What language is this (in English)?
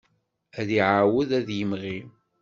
Kabyle